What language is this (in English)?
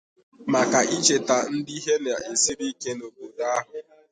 Igbo